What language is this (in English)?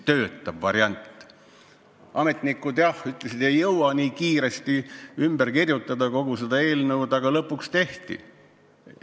Estonian